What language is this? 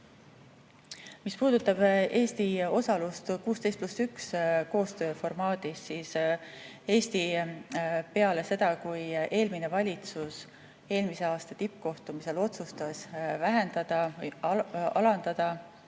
Estonian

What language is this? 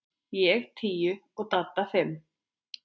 Icelandic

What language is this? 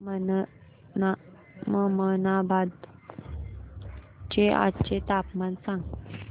Marathi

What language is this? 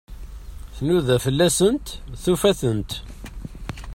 Kabyle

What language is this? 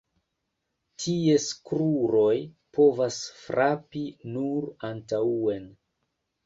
Esperanto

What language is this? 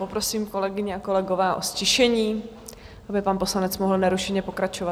Czech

